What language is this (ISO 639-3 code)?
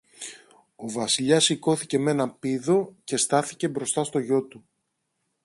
ell